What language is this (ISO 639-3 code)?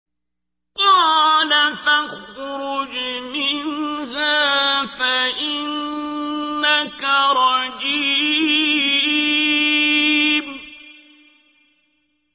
ara